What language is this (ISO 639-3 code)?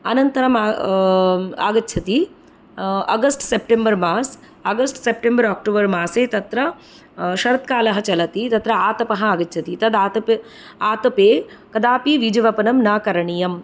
san